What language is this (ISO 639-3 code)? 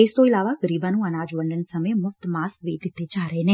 pan